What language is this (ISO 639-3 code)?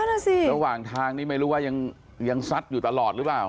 tha